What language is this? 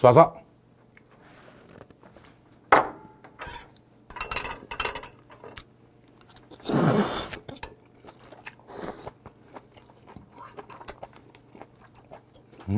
Korean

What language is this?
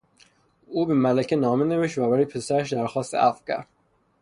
Persian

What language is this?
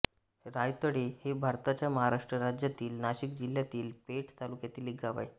Marathi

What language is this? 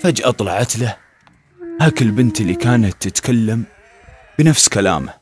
Arabic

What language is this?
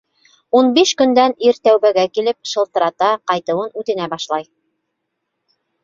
Bashkir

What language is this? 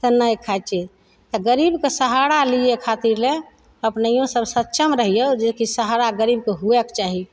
Maithili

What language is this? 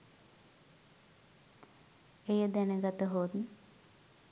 Sinhala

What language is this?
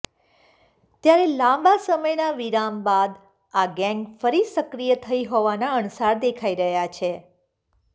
Gujarati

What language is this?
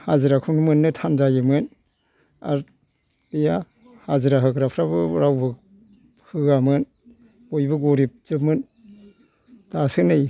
Bodo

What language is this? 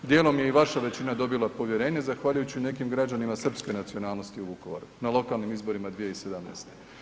Croatian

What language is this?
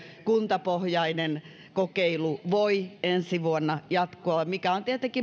Finnish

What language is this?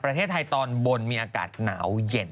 Thai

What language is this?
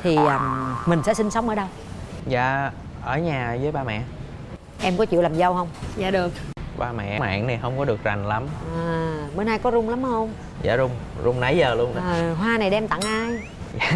Vietnamese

